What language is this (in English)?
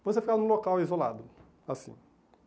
Portuguese